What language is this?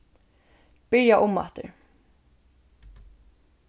Faroese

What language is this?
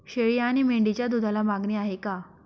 Marathi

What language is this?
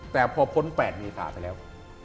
Thai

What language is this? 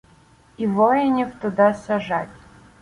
Ukrainian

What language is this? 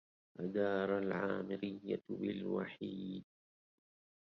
Arabic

